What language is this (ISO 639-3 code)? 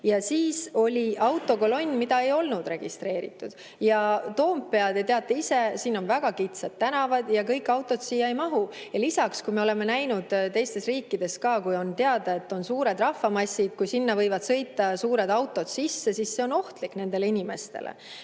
est